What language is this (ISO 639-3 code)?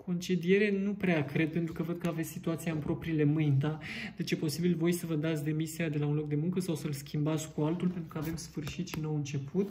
ron